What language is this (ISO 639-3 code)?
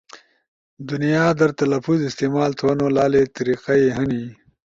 ush